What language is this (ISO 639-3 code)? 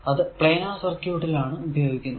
mal